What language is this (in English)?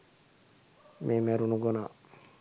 Sinhala